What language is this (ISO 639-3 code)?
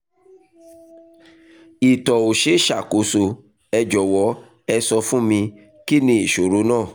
yor